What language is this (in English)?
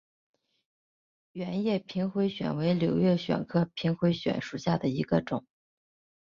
Chinese